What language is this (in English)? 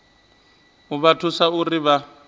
Venda